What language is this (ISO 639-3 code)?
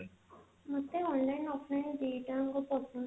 ori